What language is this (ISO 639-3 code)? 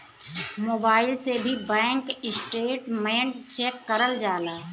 bho